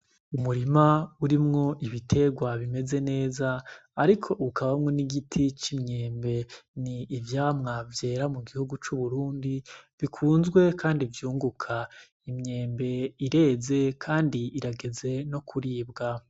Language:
Rundi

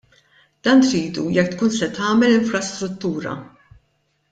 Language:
Maltese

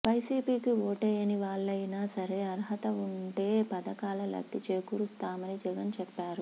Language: Telugu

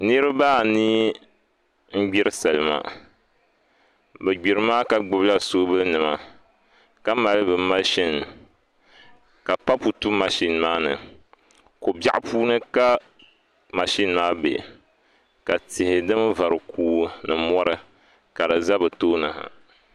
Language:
Dagbani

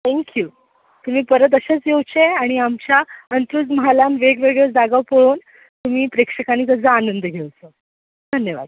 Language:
Konkani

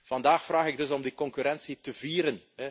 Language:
Dutch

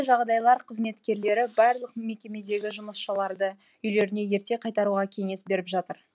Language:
Kazakh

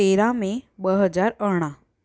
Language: Sindhi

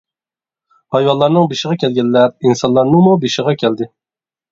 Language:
Uyghur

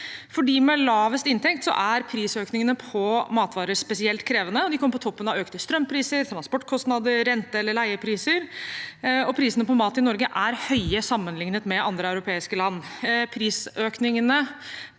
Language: Norwegian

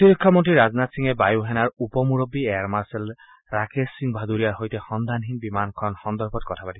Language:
Assamese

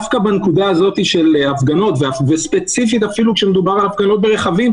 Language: Hebrew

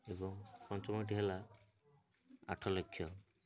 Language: Odia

